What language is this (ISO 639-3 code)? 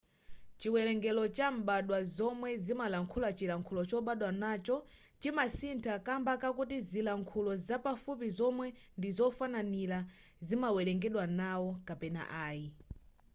nya